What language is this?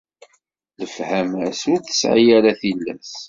Kabyle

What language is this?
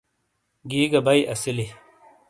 Shina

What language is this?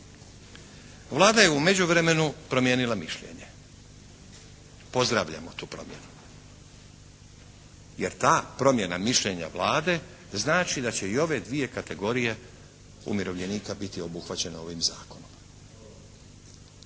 Croatian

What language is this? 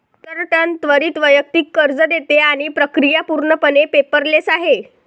Marathi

